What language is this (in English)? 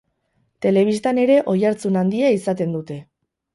Basque